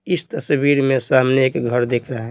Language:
Hindi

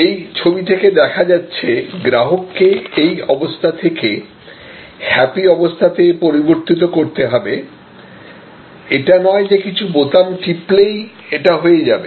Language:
Bangla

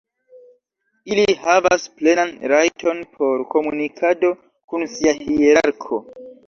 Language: Esperanto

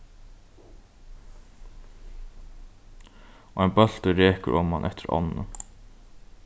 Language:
Faroese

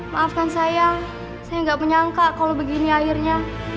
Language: Indonesian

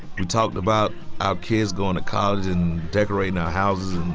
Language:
English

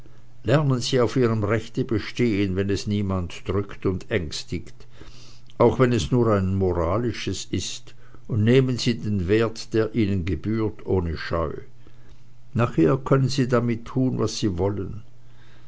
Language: German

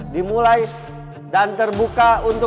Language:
Indonesian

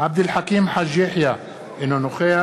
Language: Hebrew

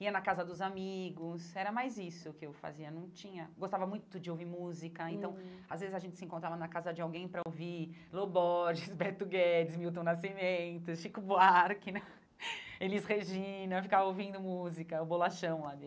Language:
Portuguese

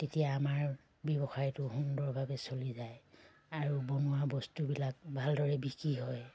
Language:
Assamese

